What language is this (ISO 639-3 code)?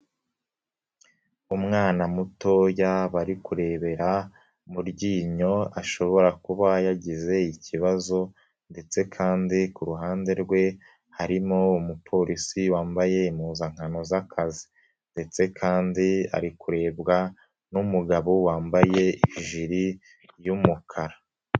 kin